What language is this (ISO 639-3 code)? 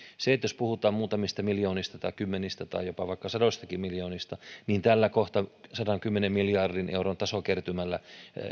fin